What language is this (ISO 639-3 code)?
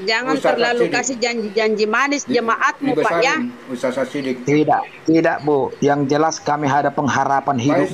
ind